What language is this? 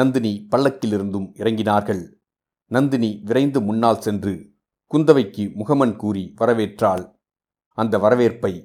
Tamil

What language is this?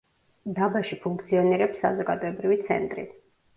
Georgian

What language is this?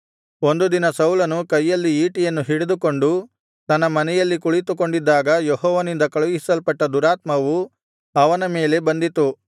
Kannada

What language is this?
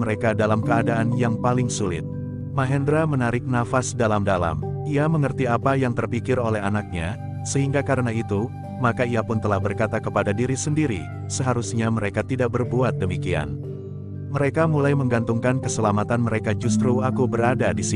Indonesian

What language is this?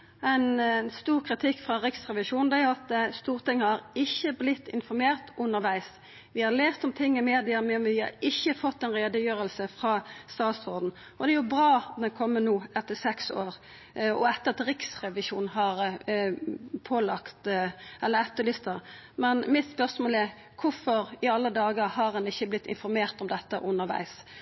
Norwegian Nynorsk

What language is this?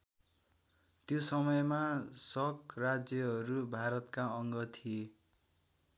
Nepali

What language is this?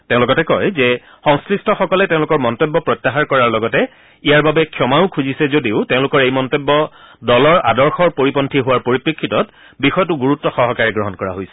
Assamese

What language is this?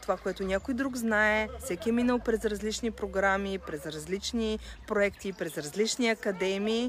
Bulgarian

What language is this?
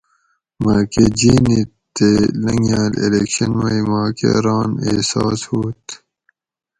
Gawri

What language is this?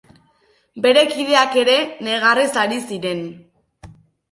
Basque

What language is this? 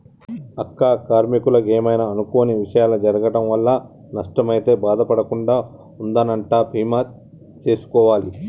Telugu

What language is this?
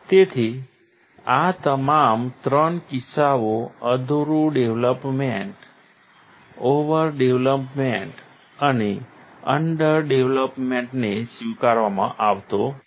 Gujarati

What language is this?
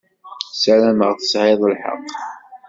Kabyle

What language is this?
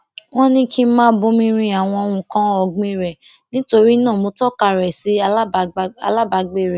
Yoruba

